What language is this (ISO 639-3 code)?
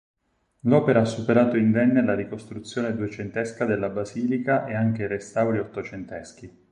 ita